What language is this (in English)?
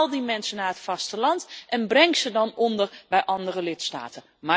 Dutch